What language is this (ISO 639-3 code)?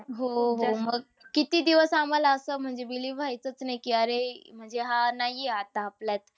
mar